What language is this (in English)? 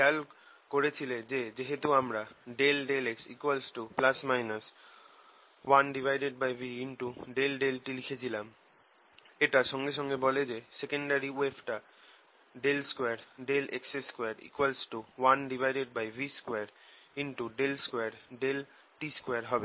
Bangla